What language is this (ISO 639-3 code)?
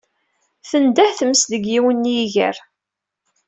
kab